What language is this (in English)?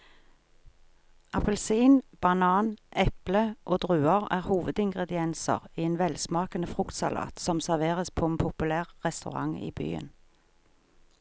Norwegian